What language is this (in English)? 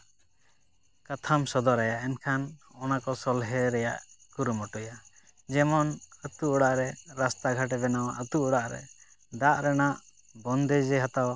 Santali